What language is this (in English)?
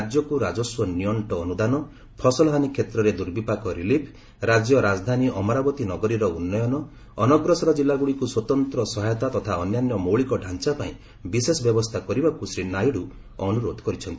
Odia